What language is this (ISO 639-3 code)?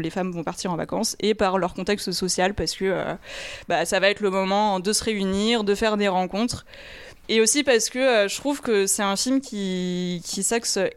fra